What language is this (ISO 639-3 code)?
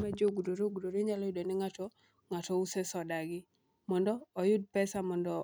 luo